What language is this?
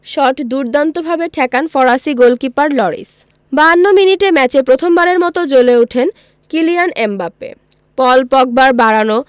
Bangla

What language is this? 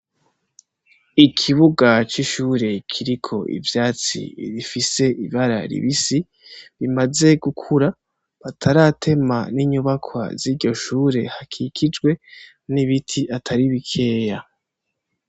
Rundi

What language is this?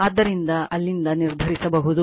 Kannada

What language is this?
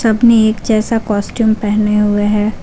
Hindi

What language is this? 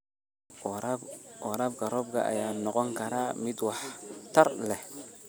Somali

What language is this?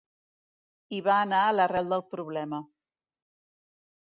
Catalan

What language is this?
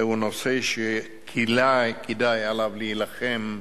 Hebrew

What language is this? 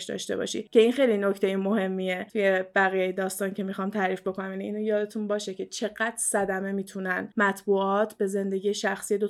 Persian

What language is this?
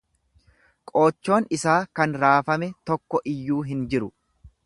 Oromo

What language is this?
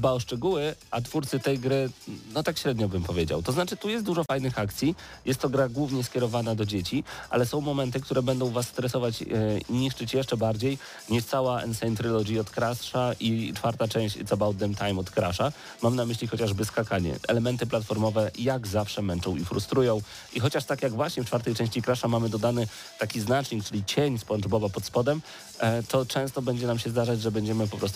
Polish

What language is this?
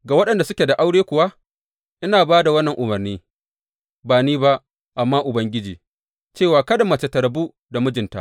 Hausa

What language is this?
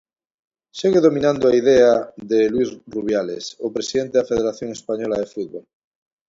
Galician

